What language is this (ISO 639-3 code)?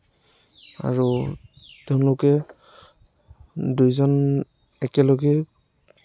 asm